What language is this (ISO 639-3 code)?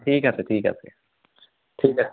asm